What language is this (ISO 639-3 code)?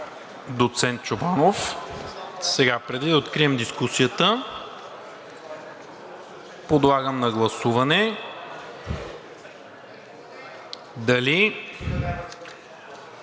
bul